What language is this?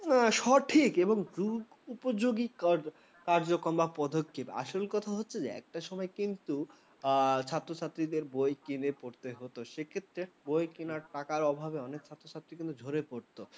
Bangla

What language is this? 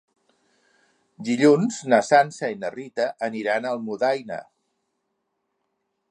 Catalan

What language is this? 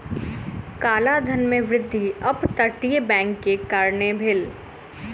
Maithili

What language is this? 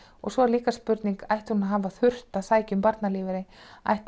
Icelandic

